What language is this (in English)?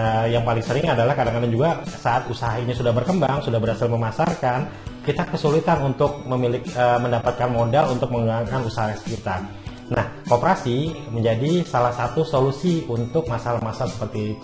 Indonesian